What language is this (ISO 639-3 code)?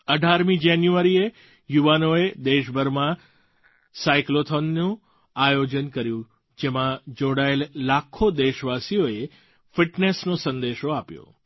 guj